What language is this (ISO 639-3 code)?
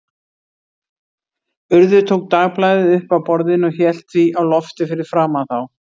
isl